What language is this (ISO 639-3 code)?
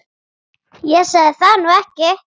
isl